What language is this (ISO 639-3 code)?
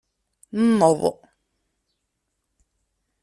kab